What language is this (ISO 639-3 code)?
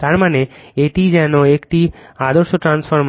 ben